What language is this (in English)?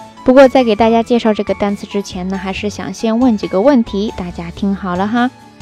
Chinese